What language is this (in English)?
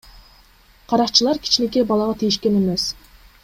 Kyrgyz